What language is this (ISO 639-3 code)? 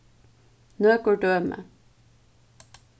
fao